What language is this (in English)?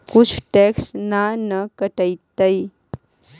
Magahi